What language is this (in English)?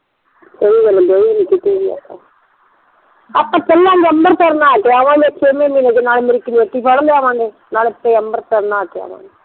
Punjabi